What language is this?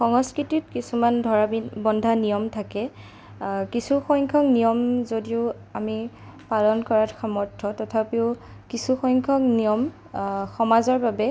Assamese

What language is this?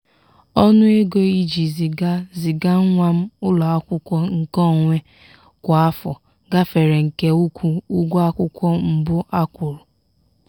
Igbo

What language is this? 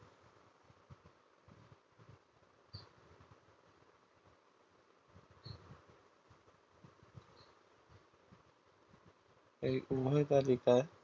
Bangla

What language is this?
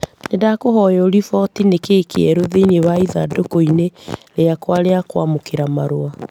Kikuyu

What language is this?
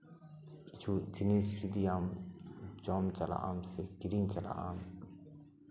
Santali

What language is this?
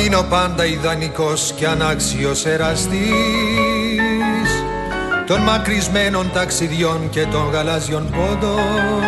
Greek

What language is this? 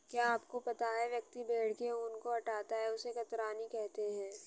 Hindi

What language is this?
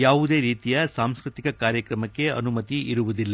Kannada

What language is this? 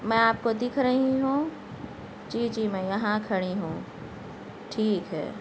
Urdu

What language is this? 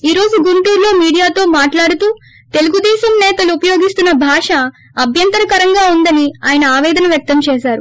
Telugu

